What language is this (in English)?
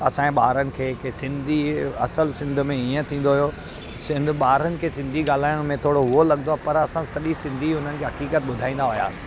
Sindhi